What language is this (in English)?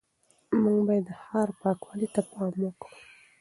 Pashto